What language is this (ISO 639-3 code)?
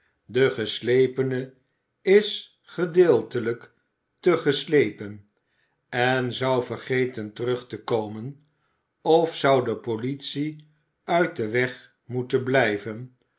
nld